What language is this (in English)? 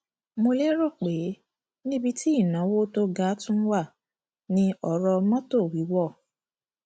Yoruba